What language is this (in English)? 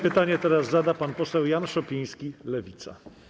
Polish